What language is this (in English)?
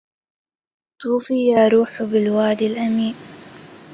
Arabic